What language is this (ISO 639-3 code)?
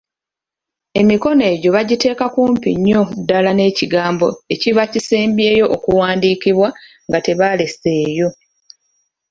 lug